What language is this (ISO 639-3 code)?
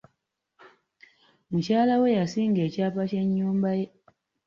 lug